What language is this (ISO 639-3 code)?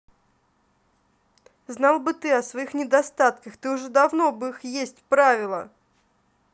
rus